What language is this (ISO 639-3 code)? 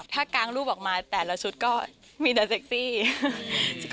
tha